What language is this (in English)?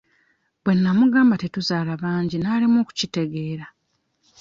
Ganda